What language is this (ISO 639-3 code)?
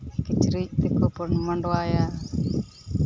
sat